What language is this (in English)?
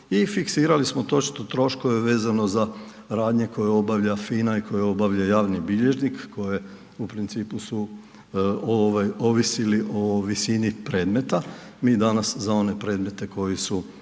Croatian